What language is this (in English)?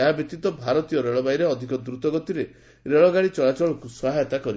Odia